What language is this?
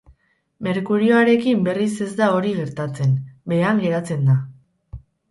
Basque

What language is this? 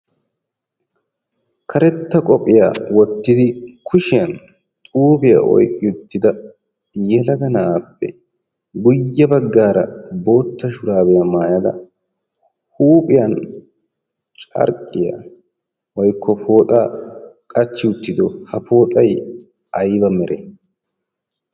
Wolaytta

